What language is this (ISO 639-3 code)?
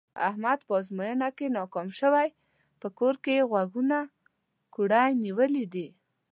pus